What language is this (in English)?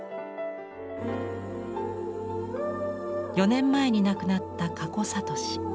Japanese